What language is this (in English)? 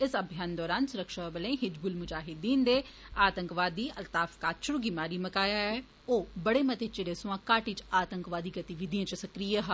Dogri